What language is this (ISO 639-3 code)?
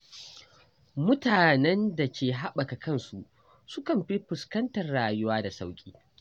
hau